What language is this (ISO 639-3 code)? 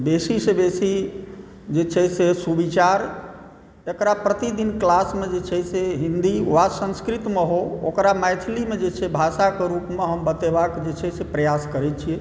mai